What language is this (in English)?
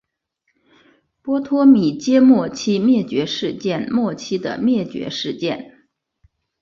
Chinese